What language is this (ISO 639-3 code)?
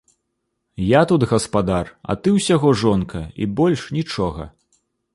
bel